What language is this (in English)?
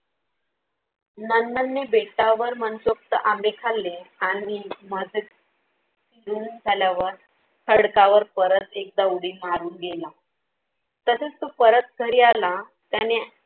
Marathi